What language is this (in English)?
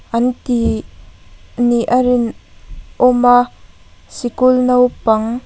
Mizo